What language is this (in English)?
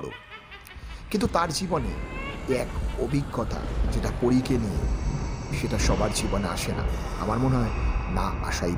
Bangla